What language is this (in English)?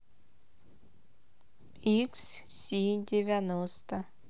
Russian